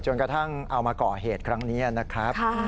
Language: Thai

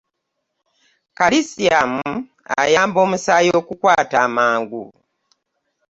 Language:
Ganda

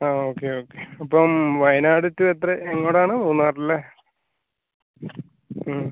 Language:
Malayalam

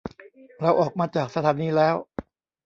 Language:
Thai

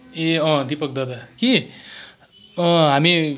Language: Nepali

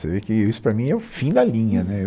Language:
Portuguese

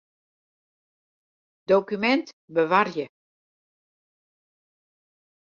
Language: Western Frisian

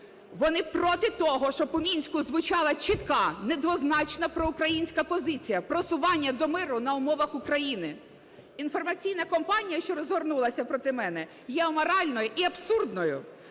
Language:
Ukrainian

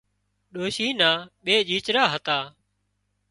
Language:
Wadiyara Koli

